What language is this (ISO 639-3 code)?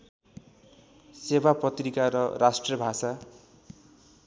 nep